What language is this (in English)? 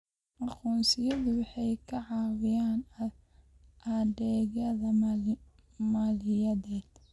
Somali